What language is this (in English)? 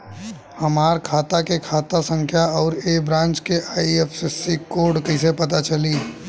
Bhojpuri